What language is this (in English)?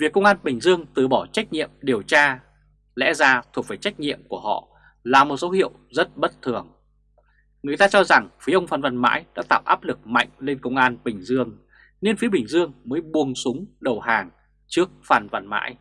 Vietnamese